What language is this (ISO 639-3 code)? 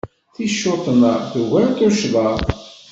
kab